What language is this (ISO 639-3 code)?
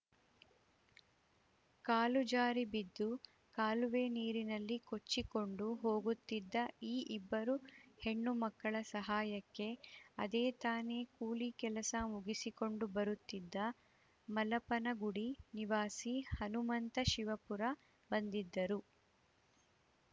kan